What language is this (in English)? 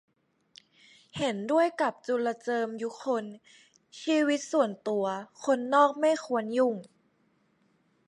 Thai